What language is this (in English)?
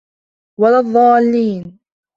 Arabic